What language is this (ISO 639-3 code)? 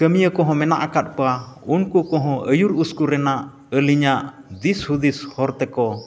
sat